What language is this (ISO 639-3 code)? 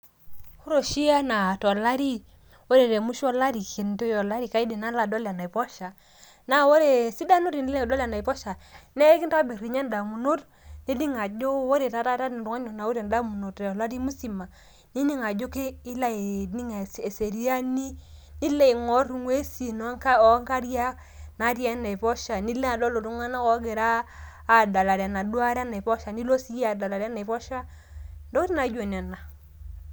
mas